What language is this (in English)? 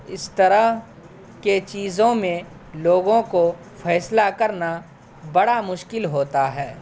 Urdu